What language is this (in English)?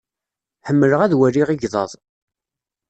Kabyle